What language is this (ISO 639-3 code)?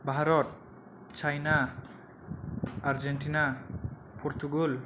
brx